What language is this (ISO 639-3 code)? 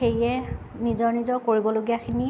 asm